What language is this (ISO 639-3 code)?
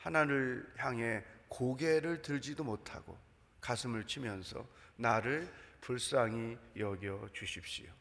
kor